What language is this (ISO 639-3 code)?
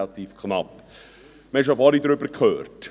gsw